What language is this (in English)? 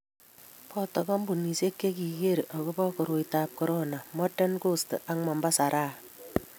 Kalenjin